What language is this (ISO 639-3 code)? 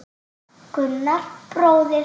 isl